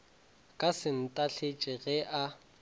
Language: Northern Sotho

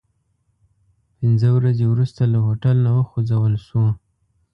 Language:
Pashto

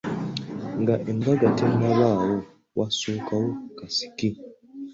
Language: Ganda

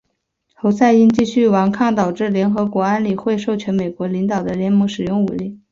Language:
Chinese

